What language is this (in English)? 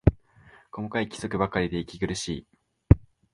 Japanese